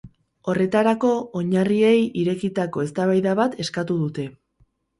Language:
Basque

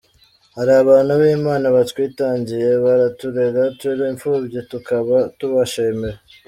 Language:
Kinyarwanda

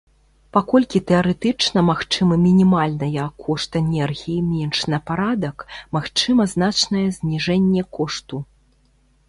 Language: Belarusian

